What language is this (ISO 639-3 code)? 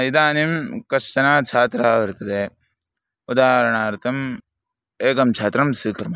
san